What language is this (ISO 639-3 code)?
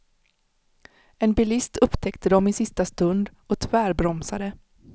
swe